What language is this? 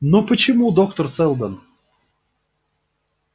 Russian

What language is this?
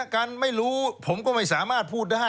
Thai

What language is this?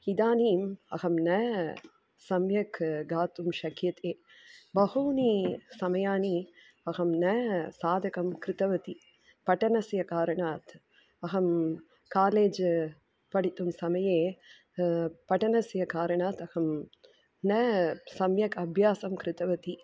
Sanskrit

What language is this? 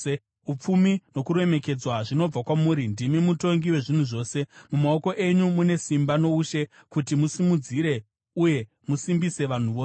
Shona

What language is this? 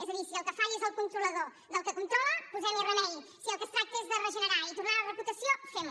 Catalan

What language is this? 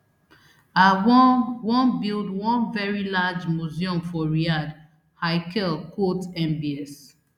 Nigerian Pidgin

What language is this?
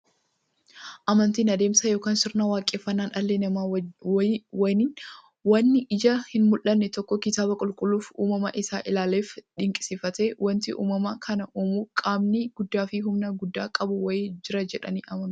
Oromo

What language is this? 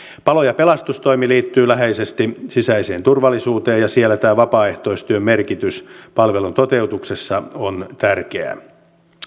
Finnish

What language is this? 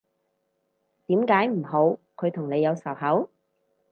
Cantonese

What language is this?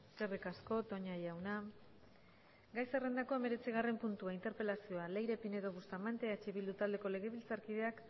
Basque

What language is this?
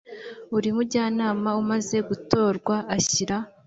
Kinyarwanda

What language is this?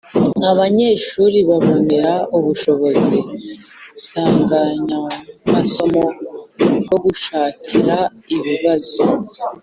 Kinyarwanda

